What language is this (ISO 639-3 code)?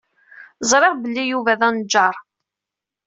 kab